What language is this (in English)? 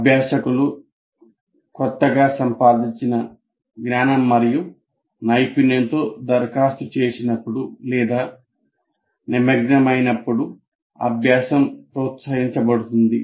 Telugu